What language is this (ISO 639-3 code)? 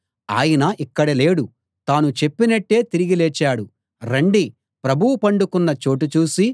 tel